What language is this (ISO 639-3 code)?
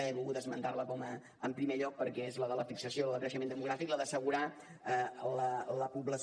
cat